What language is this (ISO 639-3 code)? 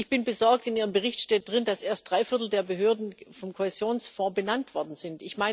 deu